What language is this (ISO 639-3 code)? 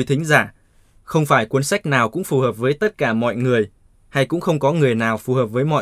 vie